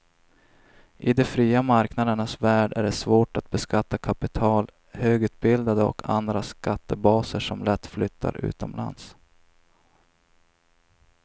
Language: Swedish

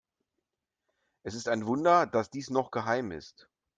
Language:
German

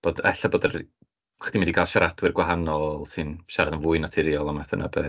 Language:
Welsh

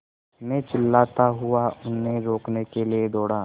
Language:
Hindi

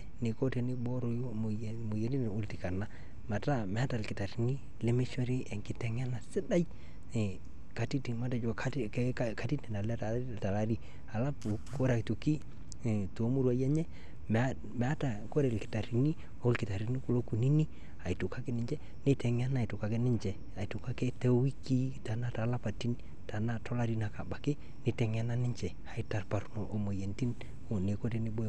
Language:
Masai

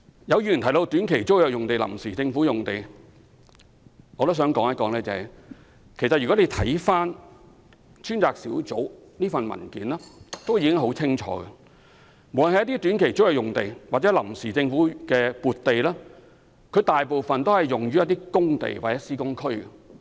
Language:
Cantonese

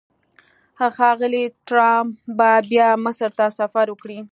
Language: Pashto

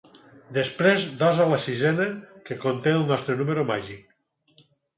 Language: Catalan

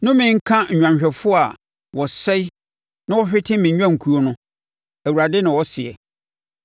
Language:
Akan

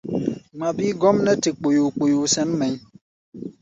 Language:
Gbaya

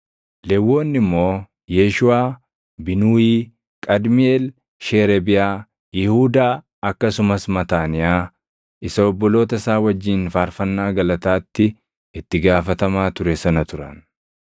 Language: Oromo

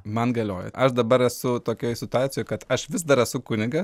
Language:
Lithuanian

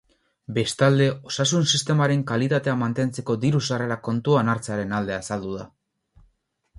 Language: Basque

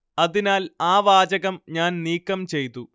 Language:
Malayalam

